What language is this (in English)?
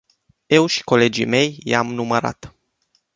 Romanian